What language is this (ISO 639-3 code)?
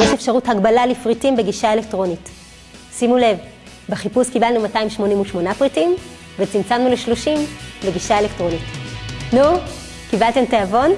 heb